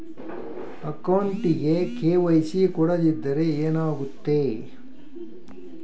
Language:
Kannada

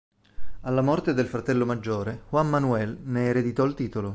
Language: Italian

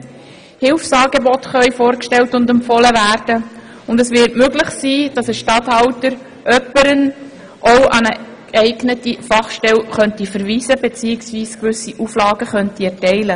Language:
Swiss German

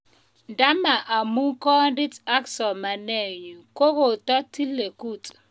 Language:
Kalenjin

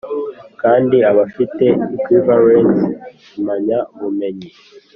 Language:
Kinyarwanda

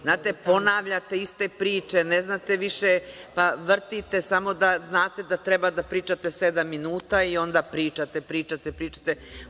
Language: Serbian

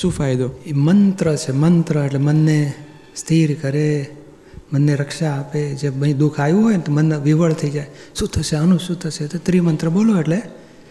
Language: Gujarati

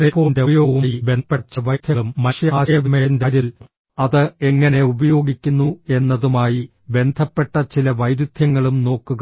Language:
Malayalam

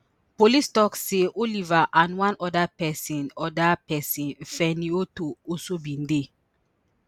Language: Nigerian Pidgin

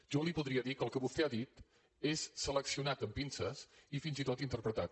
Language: Catalan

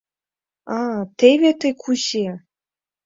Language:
Mari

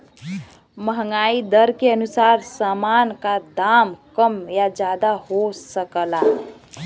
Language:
Bhojpuri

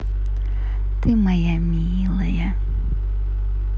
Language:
Russian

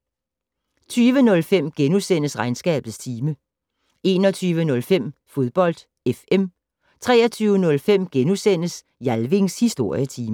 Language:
Danish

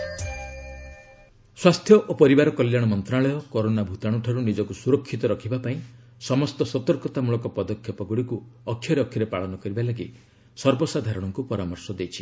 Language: Odia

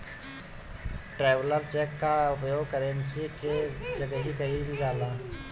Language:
Bhojpuri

